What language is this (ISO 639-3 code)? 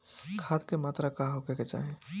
bho